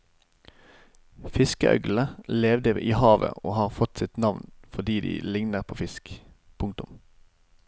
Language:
Norwegian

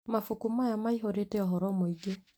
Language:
Kikuyu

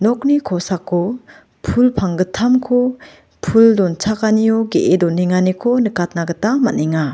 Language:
Garo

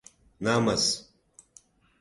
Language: Mari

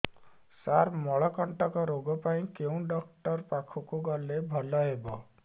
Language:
Odia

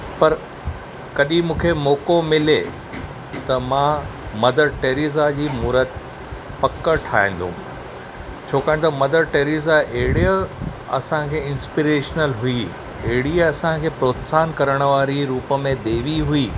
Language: Sindhi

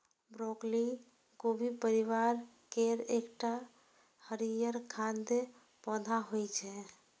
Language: Maithili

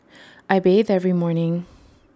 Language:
English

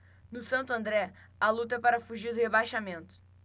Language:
Portuguese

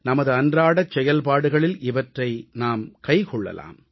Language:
Tamil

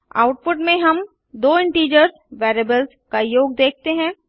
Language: Hindi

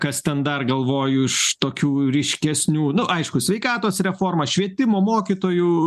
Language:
Lithuanian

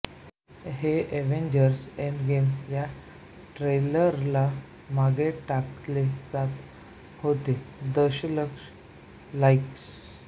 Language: Marathi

